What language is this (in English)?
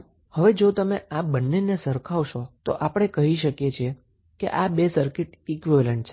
Gujarati